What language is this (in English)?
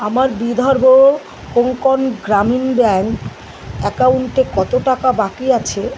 Bangla